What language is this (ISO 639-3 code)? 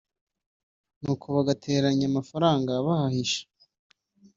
kin